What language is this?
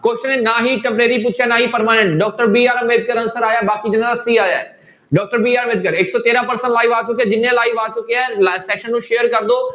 Punjabi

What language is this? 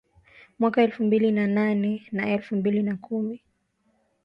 Swahili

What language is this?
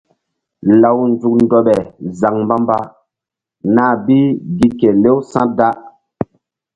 Mbum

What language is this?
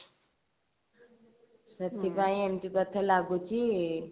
Odia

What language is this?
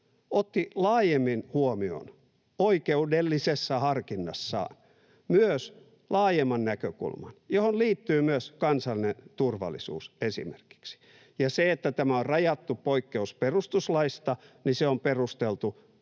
Finnish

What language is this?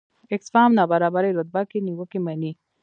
Pashto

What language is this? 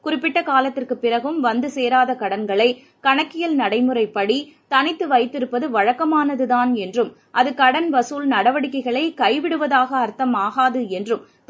Tamil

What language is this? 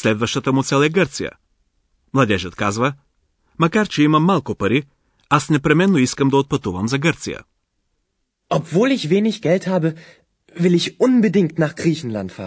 Bulgarian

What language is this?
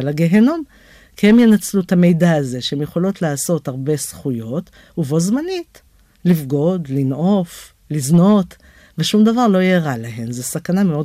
Hebrew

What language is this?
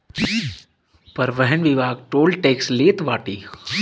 Bhojpuri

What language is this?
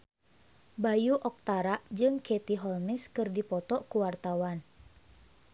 Sundanese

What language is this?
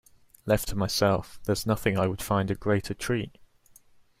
English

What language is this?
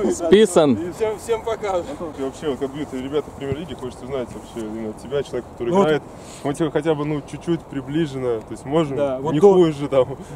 Russian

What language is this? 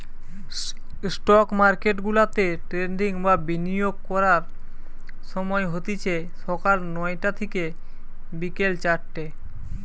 Bangla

